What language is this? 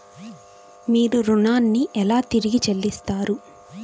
Telugu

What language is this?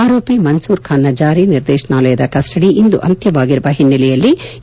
Kannada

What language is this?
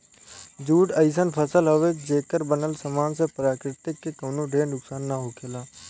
Bhojpuri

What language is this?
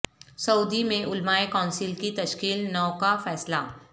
Urdu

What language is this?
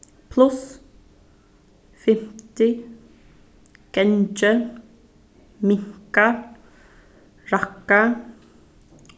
Faroese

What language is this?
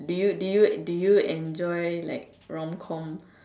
English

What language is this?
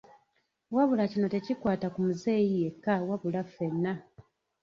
Ganda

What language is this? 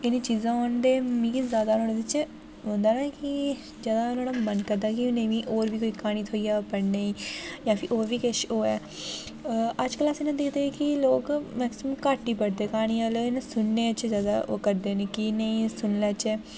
Dogri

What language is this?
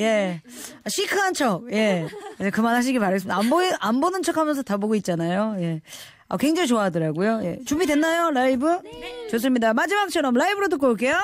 Korean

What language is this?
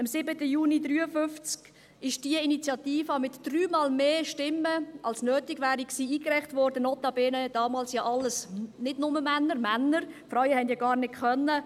Swiss German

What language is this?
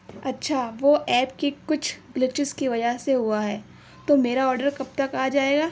Urdu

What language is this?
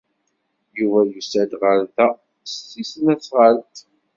Kabyle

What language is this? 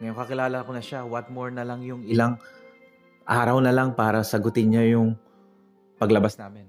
Filipino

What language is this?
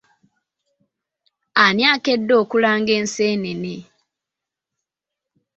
Ganda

